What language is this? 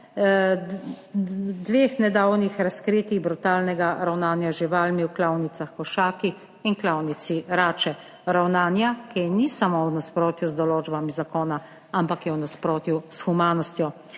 Slovenian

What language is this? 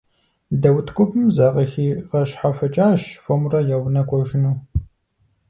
Kabardian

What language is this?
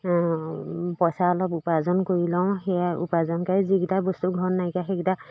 Assamese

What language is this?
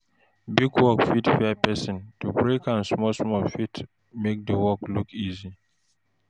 Nigerian Pidgin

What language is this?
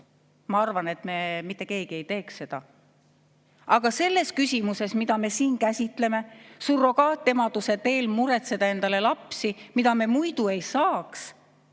Estonian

